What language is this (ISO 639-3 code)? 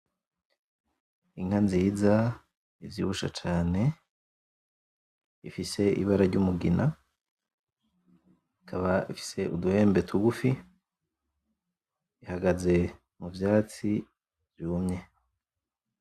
run